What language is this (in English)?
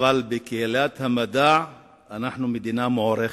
Hebrew